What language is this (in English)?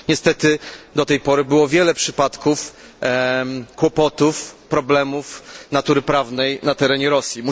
Polish